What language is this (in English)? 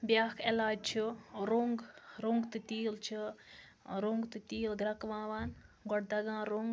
Kashmiri